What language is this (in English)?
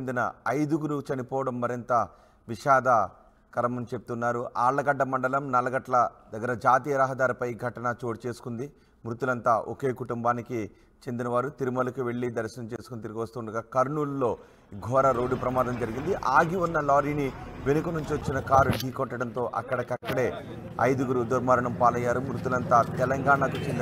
Telugu